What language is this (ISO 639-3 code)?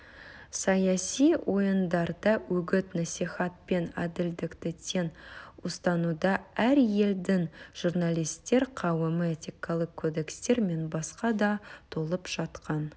kaz